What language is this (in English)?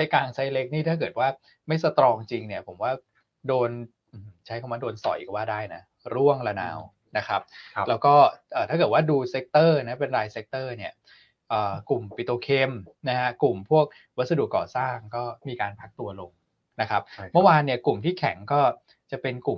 Thai